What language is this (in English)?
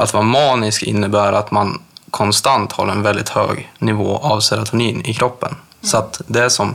Swedish